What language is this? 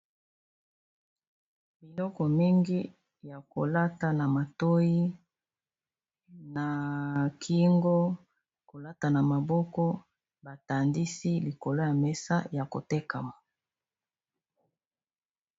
Lingala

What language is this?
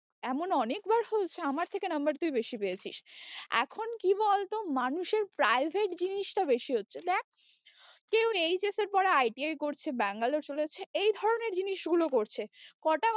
Bangla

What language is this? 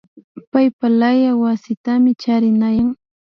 Imbabura Highland Quichua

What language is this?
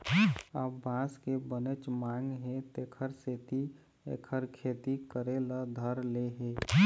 Chhattisgarhi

